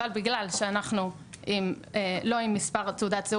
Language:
Hebrew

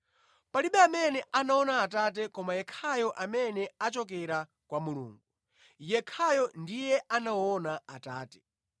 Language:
Nyanja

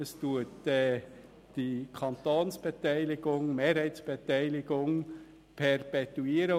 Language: Swiss German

